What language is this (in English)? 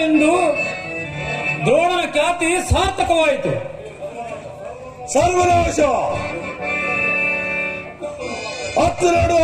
Arabic